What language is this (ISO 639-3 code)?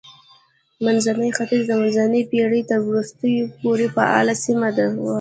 pus